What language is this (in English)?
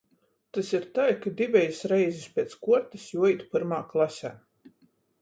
Latgalian